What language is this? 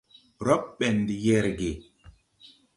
Tupuri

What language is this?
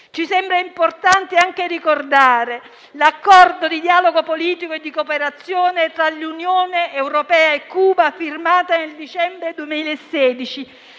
Italian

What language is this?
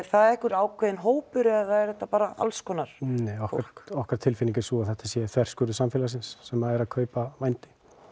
Icelandic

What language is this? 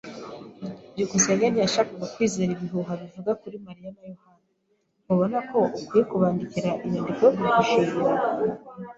Kinyarwanda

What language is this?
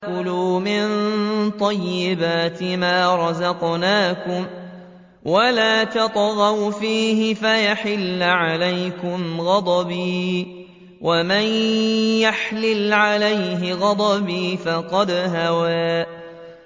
Arabic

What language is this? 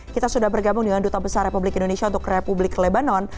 Indonesian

